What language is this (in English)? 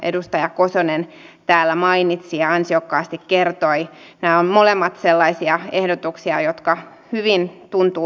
Finnish